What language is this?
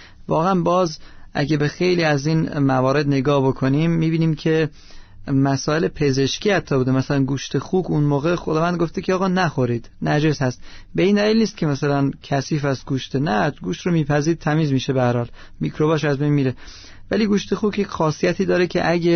Persian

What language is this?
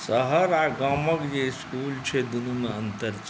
Maithili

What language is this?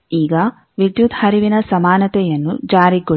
Kannada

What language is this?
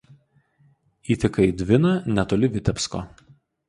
Lithuanian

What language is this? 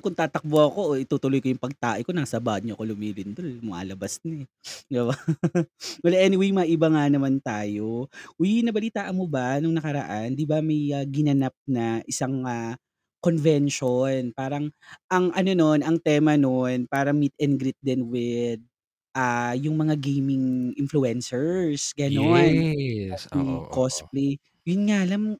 Filipino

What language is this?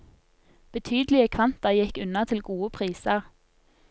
Norwegian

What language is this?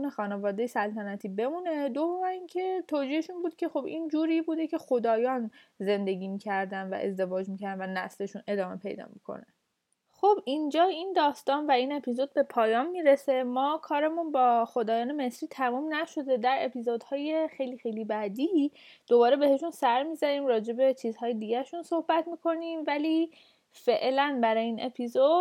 Persian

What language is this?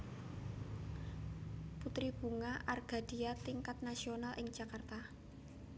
Javanese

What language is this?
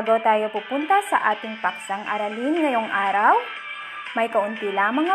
Filipino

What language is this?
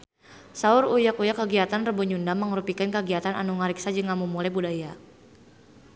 Sundanese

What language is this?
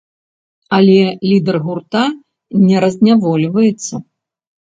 Belarusian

